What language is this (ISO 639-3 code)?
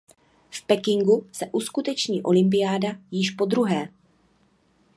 ces